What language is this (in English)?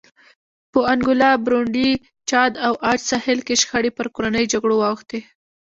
Pashto